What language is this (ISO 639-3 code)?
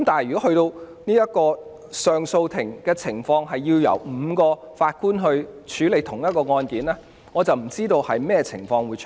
yue